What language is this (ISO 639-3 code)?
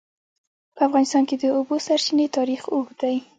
pus